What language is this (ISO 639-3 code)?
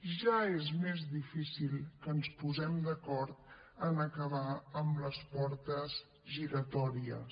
cat